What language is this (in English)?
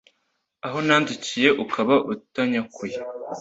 Kinyarwanda